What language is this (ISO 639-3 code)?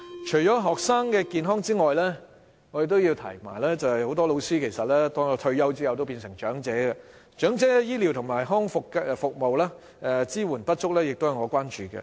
yue